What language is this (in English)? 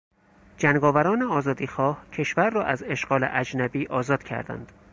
Persian